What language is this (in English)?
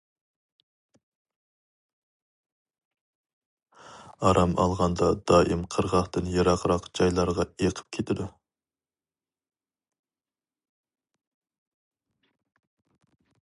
Uyghur